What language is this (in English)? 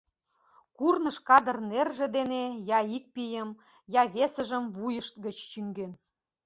Mari